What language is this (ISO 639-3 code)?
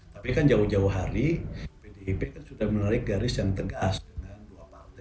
ind